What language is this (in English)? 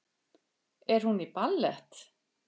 Icelandic